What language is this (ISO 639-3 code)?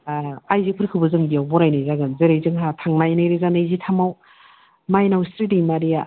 brx